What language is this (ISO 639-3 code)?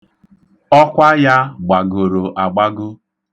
ibo